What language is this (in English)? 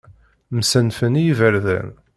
Kabyle